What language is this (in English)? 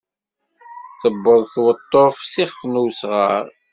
Kabyle